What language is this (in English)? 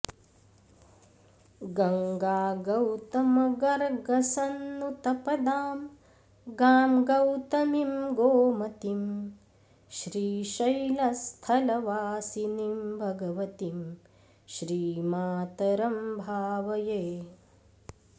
Sanskrit